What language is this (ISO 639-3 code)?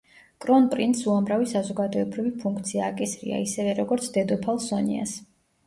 kat